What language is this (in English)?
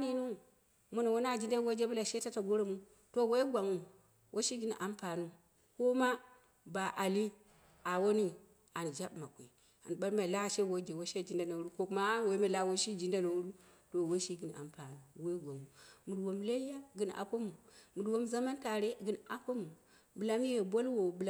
Dera (Nigeria)